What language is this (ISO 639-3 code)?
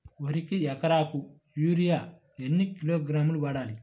tel